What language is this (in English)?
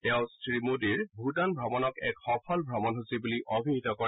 Assamese